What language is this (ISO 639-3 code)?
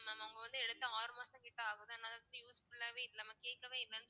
tam